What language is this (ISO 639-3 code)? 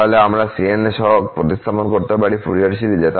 ben